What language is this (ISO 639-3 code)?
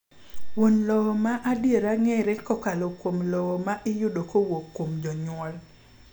luo